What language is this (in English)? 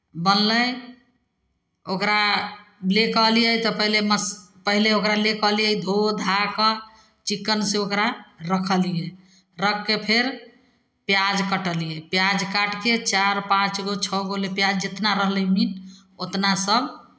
Maithili